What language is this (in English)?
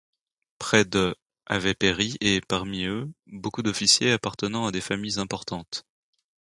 French